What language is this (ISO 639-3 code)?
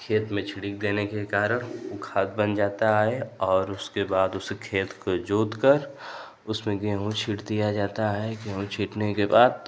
hin